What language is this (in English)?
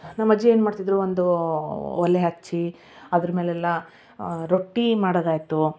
Kannada